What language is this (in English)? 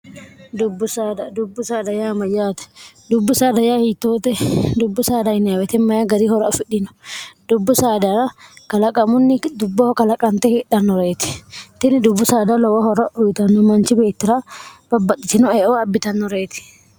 Sidamo